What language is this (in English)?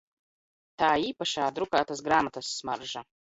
Latvian